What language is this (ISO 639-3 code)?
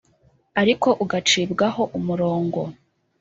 kin